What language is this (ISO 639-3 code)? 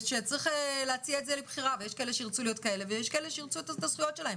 heb